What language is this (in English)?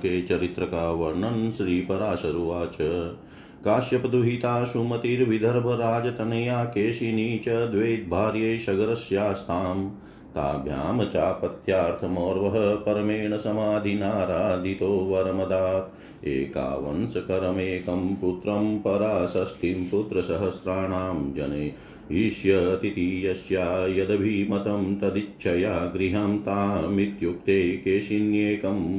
Hindi